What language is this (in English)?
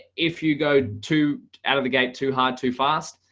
English